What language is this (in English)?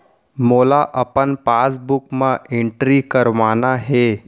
Chhattisgarhi